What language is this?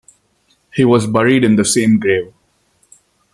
English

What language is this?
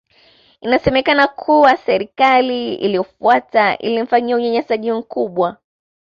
Swahili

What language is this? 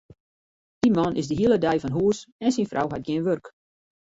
Western Frisian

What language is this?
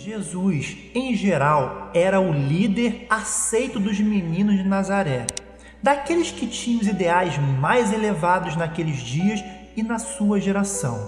Portuguese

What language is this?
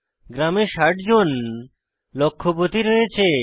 Bangla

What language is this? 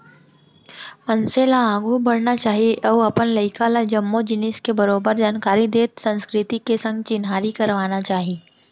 Chhattisgarhi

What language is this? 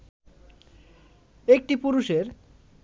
Bangla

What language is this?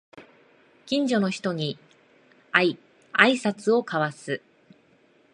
Japanese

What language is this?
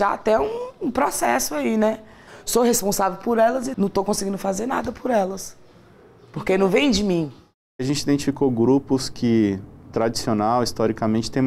Portuguese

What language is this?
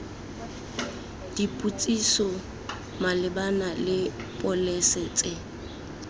Tswana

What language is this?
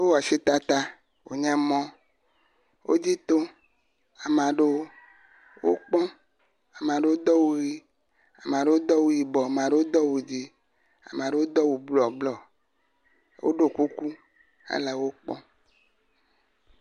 Ewe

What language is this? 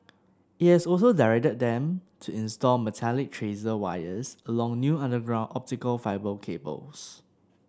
English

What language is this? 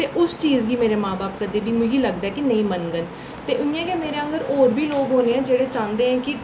Dogri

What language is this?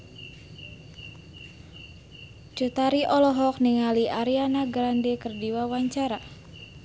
Sundanese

